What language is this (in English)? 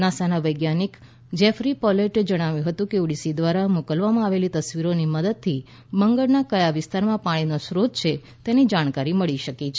Gujarati